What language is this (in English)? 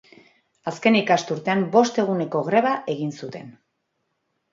Basque